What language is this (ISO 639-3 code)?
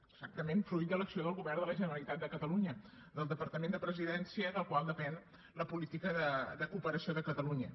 cat